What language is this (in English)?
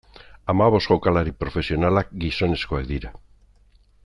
Basque